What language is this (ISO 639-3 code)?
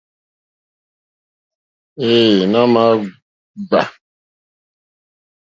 bri